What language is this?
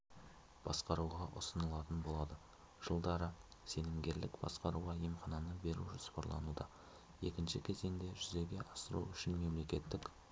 Kazakh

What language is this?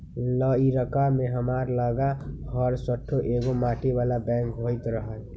Magahi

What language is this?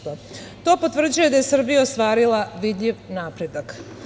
Serbian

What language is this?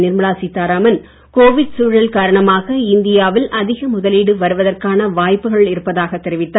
Tamil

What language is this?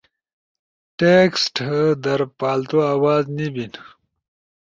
Ushojo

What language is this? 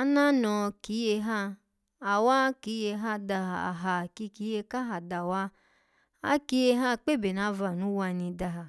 Alago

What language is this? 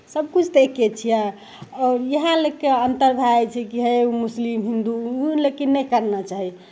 Maithili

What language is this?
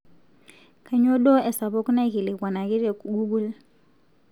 Masai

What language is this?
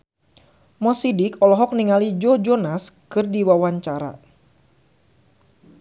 Sundanese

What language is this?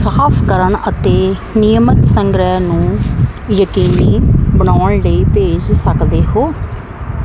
Punjabi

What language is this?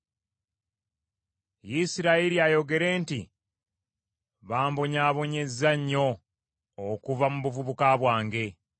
Ganda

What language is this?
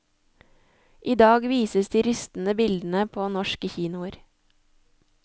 Norwegian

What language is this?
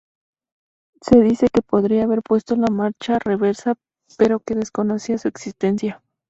Spanish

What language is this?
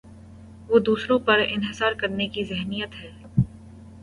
Urdu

